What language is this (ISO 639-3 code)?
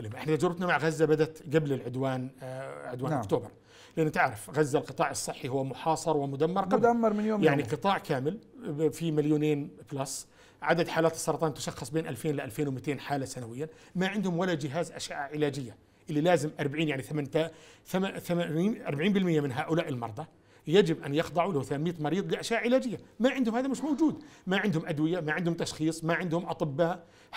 ara